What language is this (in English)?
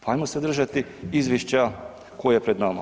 Croatian